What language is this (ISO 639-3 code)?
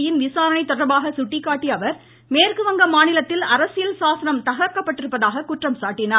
tam